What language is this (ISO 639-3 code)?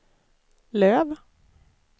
swe